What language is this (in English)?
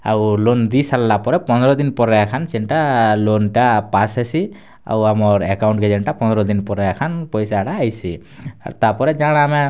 Odia